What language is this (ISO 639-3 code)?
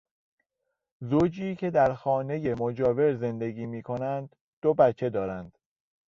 fas